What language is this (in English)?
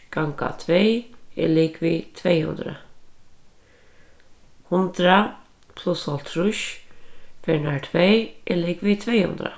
Faroese